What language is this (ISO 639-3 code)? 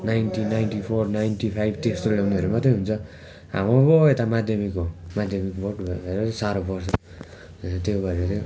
nep